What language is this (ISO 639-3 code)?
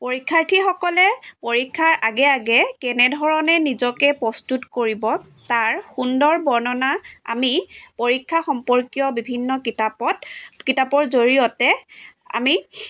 asm